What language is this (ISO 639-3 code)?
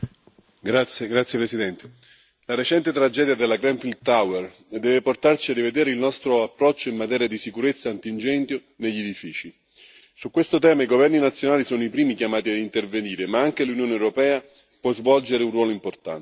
ita